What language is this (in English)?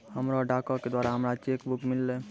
Maithili